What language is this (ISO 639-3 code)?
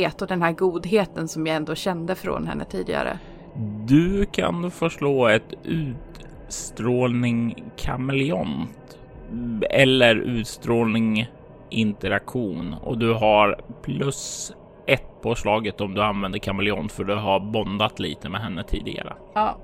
swe